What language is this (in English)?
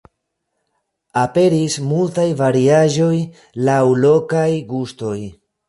Esperanto